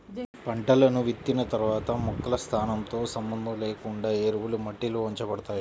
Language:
Telugu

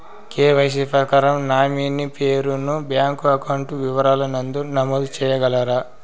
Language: Telugu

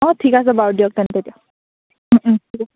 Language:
Assamese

